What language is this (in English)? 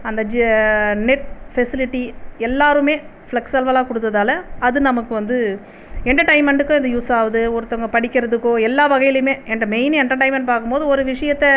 Tamil